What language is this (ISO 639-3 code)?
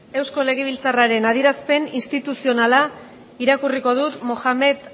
eus